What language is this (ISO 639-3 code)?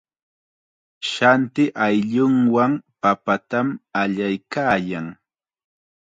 qxa